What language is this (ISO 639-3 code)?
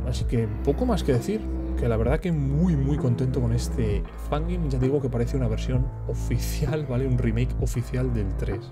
spa